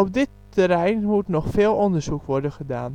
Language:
Dutch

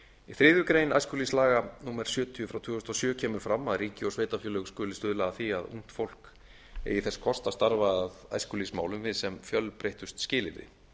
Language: Icelandic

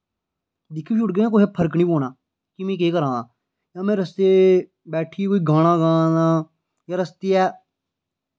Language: Dogri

